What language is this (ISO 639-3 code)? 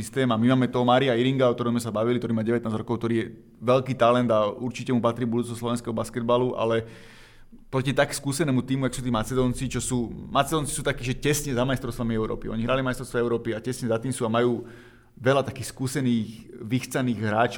slk